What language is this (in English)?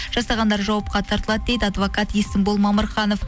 Kazakh